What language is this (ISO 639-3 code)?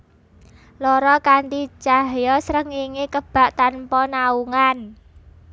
jav